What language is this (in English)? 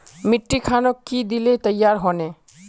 Magahi